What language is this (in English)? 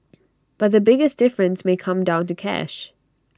English